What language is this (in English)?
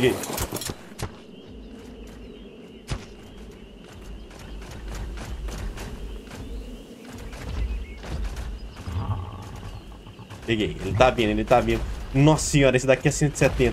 Portuguese